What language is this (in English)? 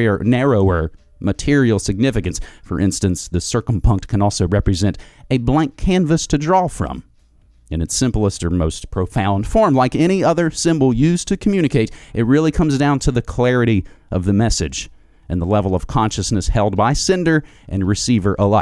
English